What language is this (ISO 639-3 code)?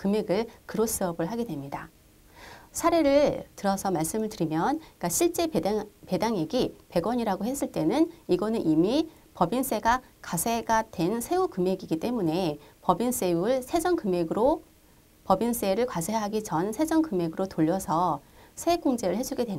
kor